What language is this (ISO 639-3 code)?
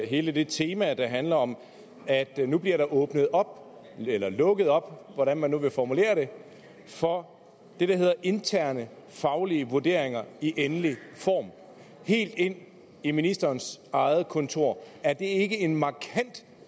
dan